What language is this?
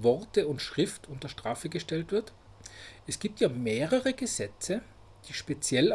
German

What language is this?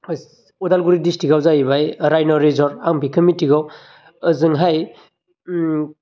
Bodo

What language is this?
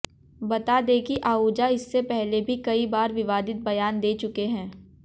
Hindi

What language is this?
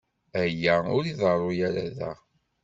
Kabyle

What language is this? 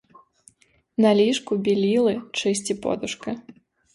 Ukrainian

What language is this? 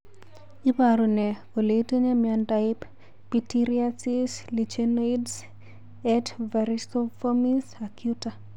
Kalenjin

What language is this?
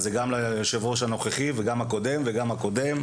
Hebrew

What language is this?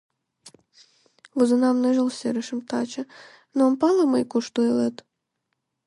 Mari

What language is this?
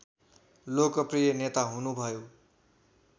Nepali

